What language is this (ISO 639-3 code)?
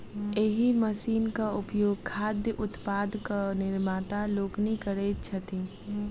mai